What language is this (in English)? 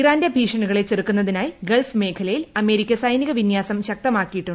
Malayalam